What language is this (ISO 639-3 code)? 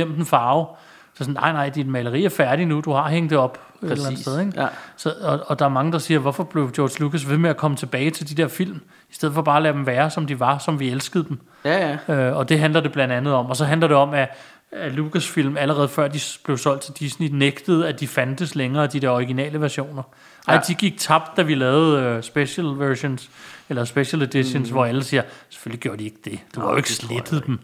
dan